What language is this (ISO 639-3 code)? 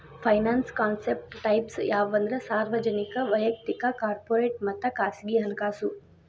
kan